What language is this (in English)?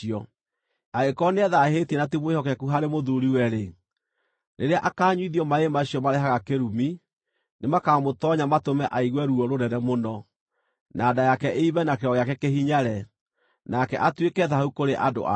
Kikuyu